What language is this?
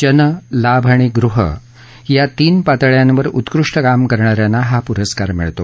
Marathi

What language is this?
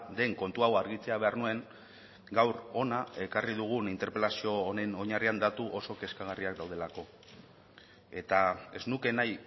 Basque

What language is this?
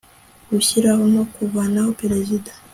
Kinyarwanda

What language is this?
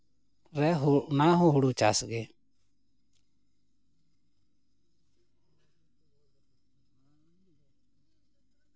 Santali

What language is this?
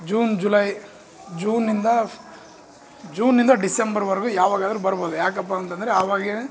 Kannada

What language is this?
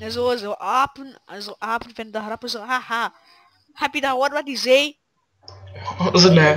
Dutch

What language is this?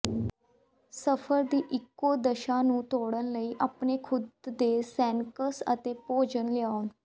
Punjabi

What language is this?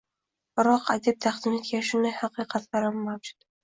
Uzbek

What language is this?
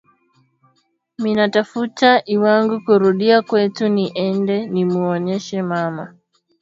Swahili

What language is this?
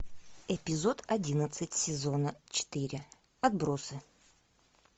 Russian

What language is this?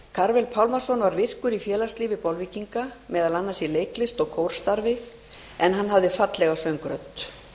Icelandic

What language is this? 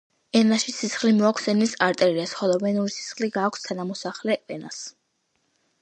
Georgian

